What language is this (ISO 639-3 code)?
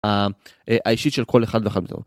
heb